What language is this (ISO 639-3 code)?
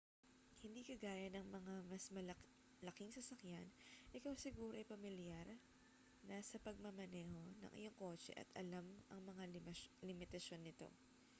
fil